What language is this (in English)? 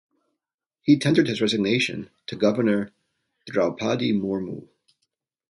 English